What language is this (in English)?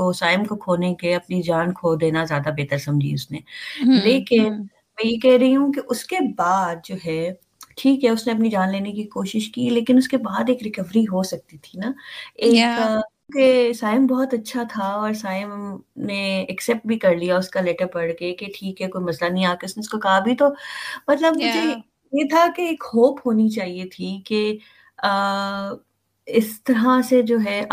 Urdu